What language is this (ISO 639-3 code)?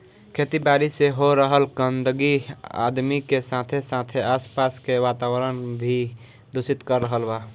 bho